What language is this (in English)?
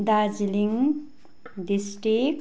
Nepali